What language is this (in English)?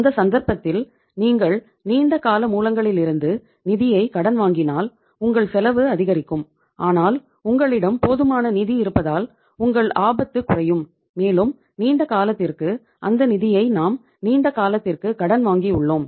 Tamil